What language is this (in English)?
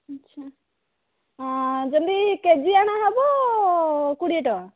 Odia